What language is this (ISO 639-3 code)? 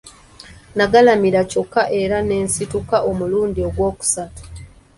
lug